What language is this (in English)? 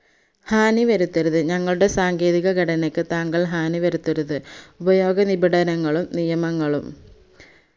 Malayalam